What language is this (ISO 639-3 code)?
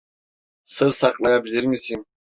tur